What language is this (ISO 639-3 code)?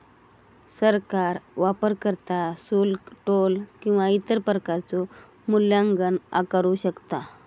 mar